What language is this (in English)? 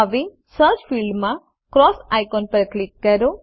Gujarati